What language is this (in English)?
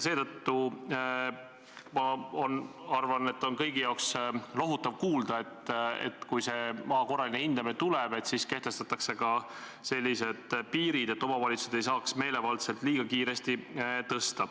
Estonian